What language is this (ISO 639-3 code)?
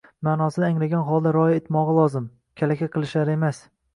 uzb